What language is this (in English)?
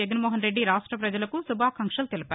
Telugu